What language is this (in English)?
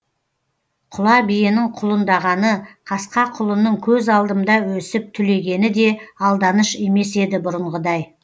Kazakh